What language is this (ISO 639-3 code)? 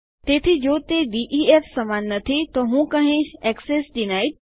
guj